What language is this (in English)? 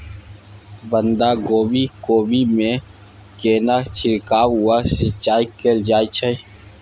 Maithili